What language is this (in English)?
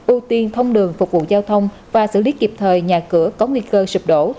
Vietnamese